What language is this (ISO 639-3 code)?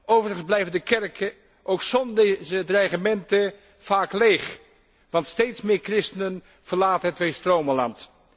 nld